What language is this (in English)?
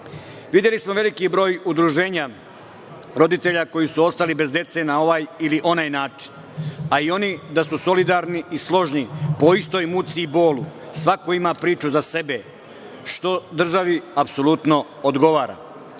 Serbian